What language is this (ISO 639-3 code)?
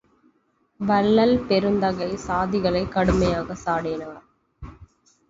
tam